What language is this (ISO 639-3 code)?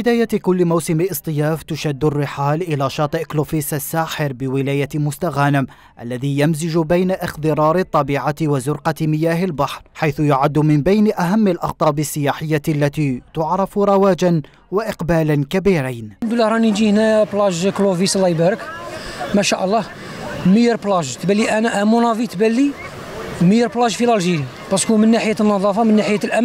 ara